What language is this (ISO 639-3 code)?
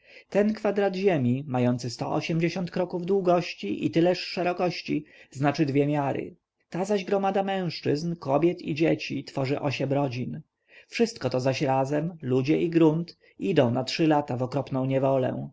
pol